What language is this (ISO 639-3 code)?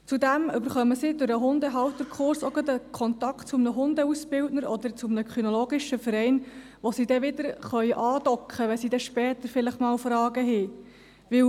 gsw